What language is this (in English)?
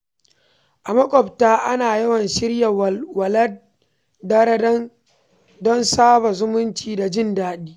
Hausa